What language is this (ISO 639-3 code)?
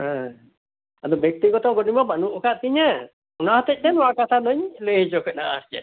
sat